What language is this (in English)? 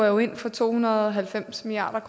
Danish